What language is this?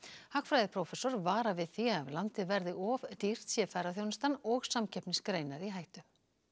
Icelandic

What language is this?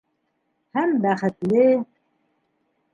Bashkir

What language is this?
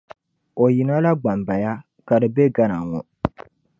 Dagbani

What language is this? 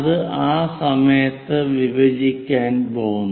Malayalam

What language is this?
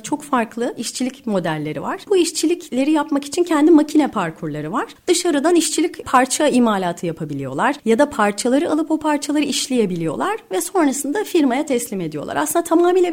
Turkish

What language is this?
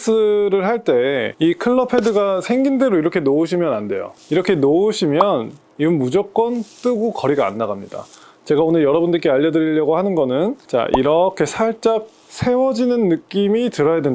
Korean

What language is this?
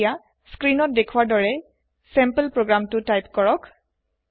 Assamese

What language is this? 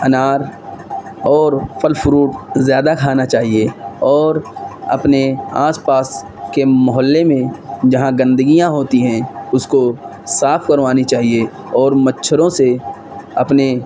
Urdu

